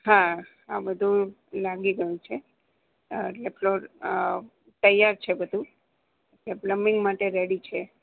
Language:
Gujarati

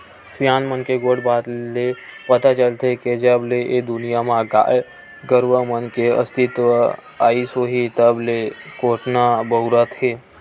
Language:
Chhattisgarhi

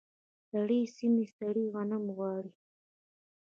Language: Pashto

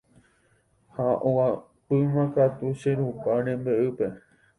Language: Guarani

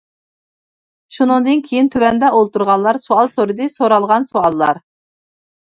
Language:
Uyghur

